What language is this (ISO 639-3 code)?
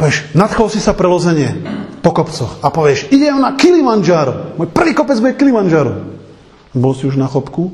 slk